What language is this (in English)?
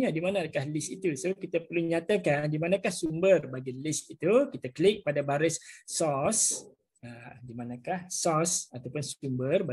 Malay